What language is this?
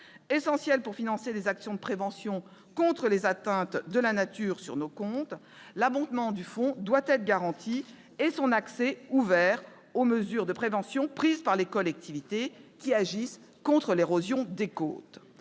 French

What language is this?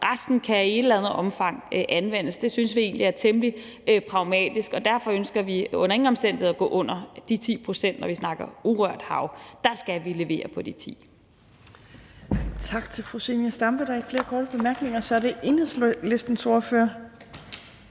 Danish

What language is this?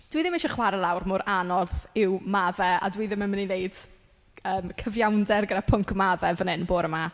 Welsh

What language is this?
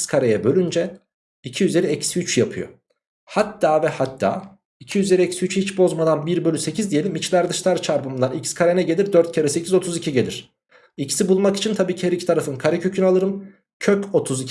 Turkish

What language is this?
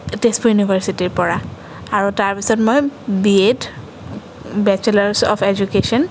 Assamese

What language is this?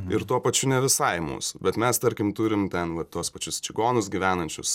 Lithuanian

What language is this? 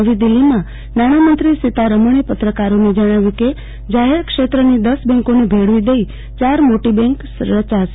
Gujarati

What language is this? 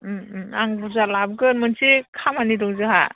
Bodo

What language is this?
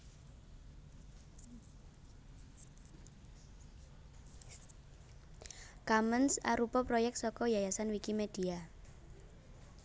Javanese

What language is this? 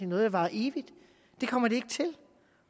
Danish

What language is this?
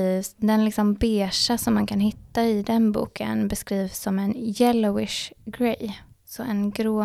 Swedish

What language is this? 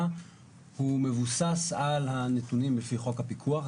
Hebrew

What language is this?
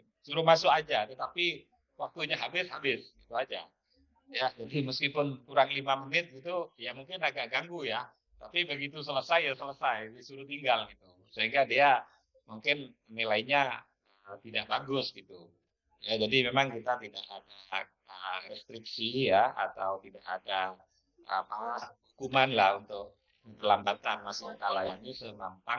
Indonesian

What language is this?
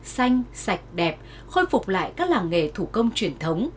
Vietnamese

